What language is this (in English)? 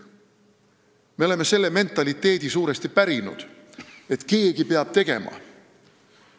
Estonian